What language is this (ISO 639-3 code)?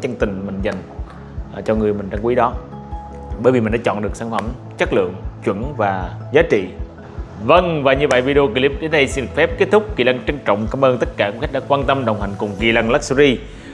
vie